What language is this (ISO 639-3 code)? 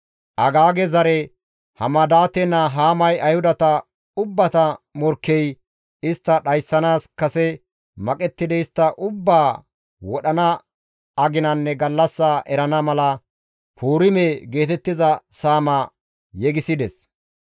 gmv